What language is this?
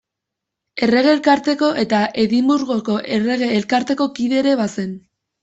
Basque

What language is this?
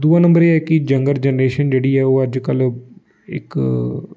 Dogri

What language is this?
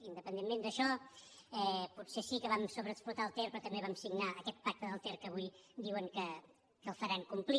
Catalan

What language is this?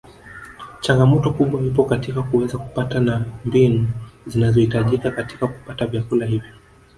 Swahili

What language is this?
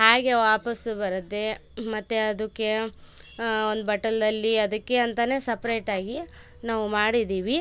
Kannada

